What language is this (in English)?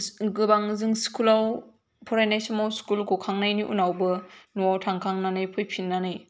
Bodo